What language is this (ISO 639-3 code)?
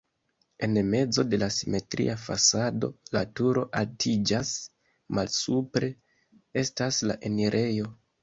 epo